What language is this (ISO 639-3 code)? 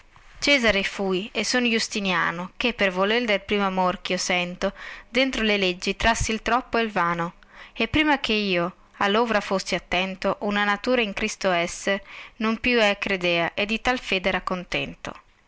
ita